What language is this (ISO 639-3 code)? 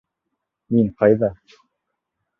bak